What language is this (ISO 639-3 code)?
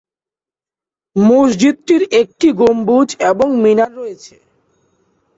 ben